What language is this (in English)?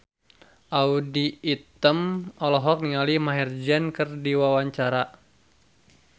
Sundanese